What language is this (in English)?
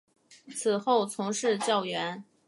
Chinese